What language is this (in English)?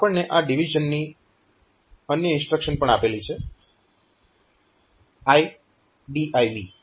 Gujarati